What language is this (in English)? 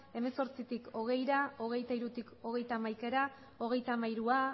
Basque